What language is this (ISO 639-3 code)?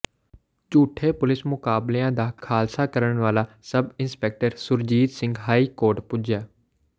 pan